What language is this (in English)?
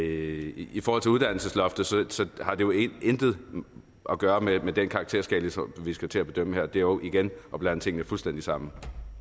Danish